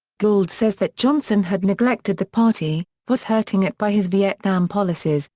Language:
English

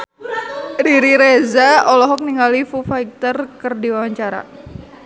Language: Sundanese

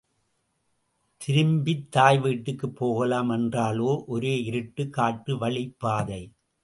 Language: Tamil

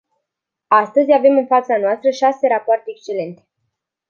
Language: Romanian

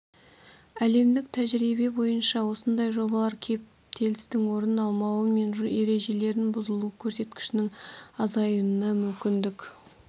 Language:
Kazakh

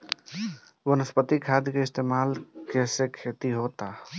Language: Bhojpuri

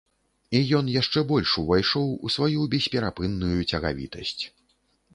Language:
Belarusian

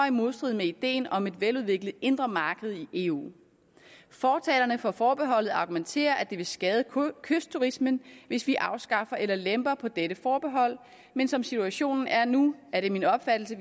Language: Danish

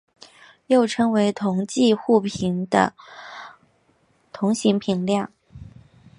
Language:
Chinese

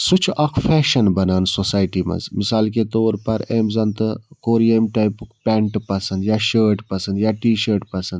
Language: Kashmiri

